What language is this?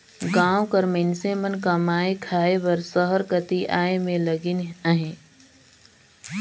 Chhattisgarhi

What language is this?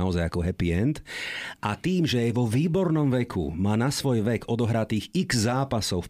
Slovak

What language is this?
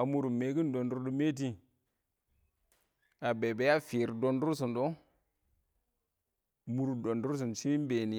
Awak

